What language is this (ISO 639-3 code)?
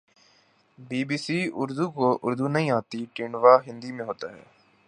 urd